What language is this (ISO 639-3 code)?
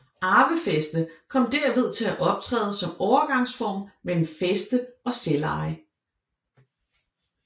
dan